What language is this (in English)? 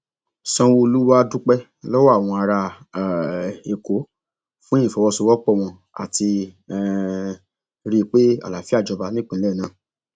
Yoruba